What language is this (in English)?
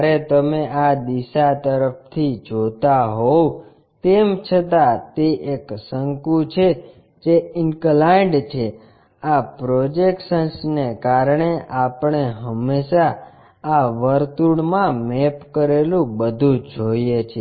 Gujarati